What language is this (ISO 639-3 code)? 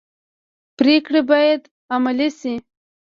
pus